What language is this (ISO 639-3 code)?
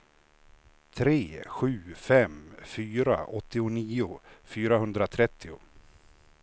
swe